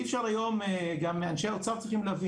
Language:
Hebrew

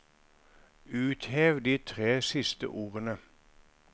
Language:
Norwegian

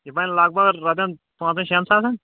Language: Kashmiri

